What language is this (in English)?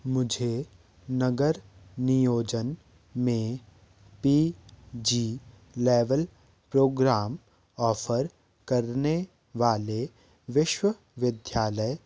Hindi